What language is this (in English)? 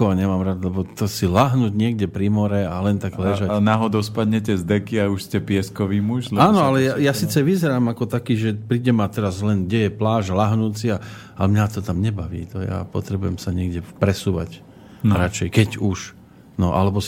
Slovak